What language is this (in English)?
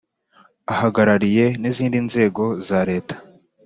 Kinyarwanda